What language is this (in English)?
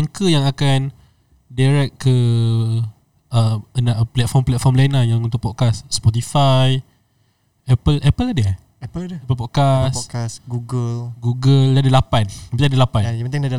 Malay